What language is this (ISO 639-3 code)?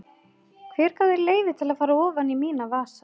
isl